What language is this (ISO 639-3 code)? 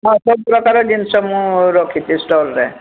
ori